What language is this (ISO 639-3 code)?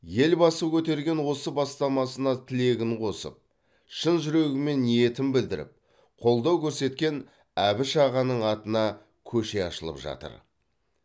kaz